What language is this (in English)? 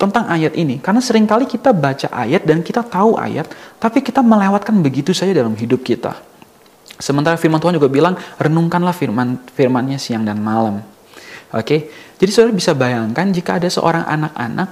Indonesian